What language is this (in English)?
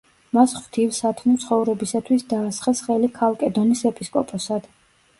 Georgian